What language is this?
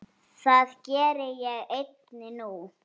Icelandic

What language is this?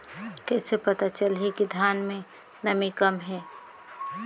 Chhattisgarhi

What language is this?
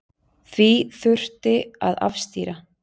Icelandic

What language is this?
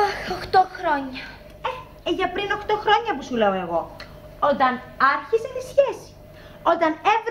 Greek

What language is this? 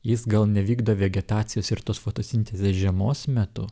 Lithuanian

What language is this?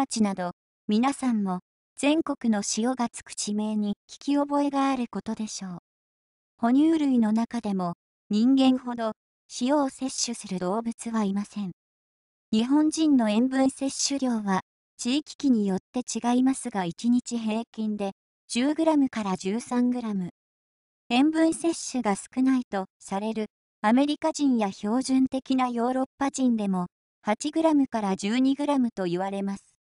Japanese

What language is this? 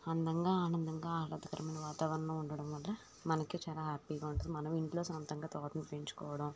Telugu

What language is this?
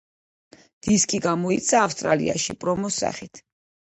Georgian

